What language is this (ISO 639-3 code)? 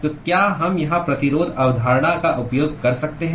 hin